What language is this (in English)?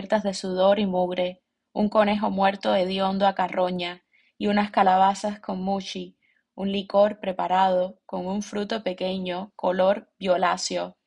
Spanish